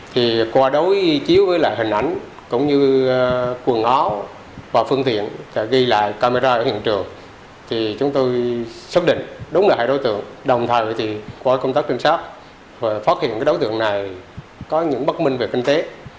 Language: Vietnamese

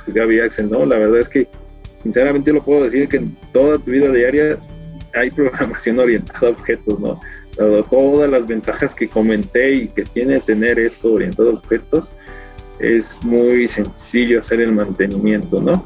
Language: Spanish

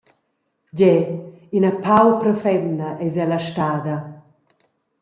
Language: Romansh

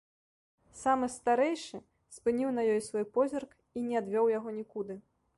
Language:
Belarusian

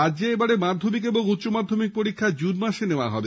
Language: Bangla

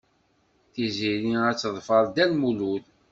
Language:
Kabyle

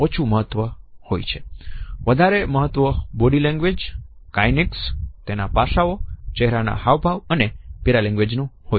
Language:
Gujarati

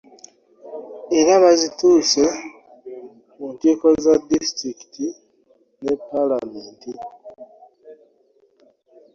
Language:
Ganda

